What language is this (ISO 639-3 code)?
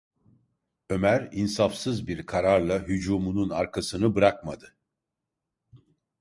tur